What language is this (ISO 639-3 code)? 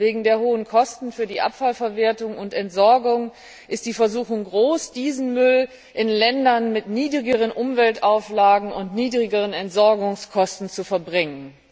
deu